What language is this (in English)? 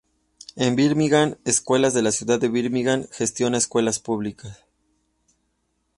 Spanish